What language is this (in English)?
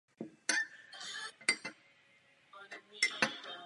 Czech